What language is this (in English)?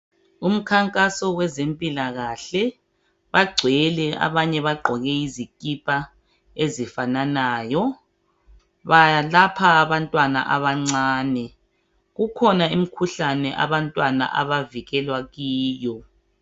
North Ndebele